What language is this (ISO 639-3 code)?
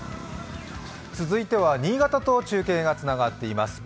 jpn